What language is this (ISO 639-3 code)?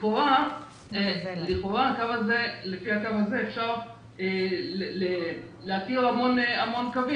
heb